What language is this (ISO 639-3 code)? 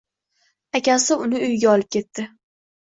uzb